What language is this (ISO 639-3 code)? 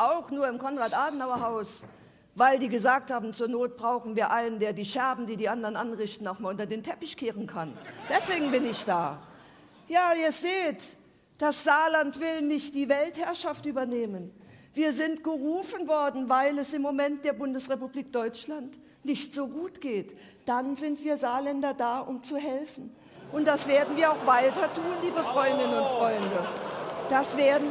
deu